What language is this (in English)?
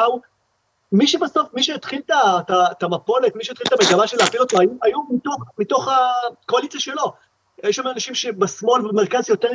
Hebrew